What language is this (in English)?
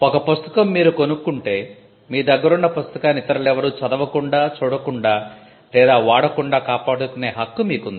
Telugu